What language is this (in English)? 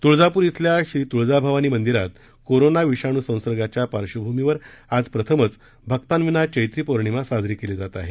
Marathi